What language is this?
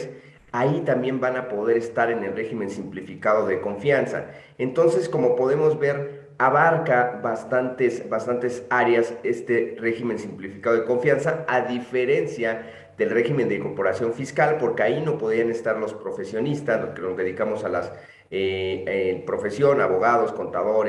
Spanish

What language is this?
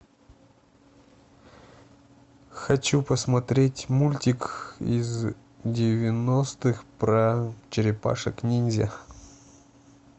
Russian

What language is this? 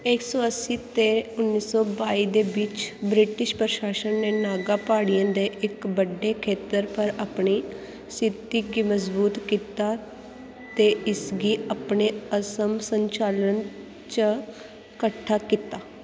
Dogri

